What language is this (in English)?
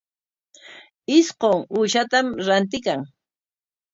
Corongo Ancash Quechua